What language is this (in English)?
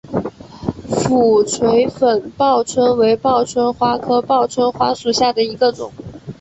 Chinese